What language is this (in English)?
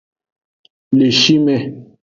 Aja (Benin)